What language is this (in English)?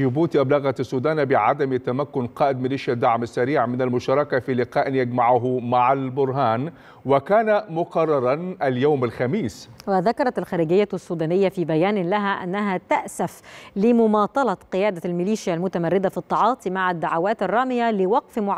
Arabic